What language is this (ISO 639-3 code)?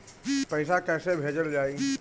bho